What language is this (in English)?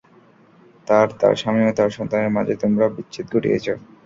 Bangla